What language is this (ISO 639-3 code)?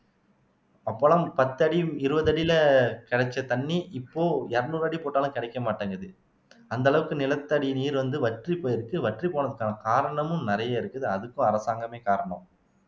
tam